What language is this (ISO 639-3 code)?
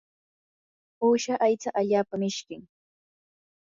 qur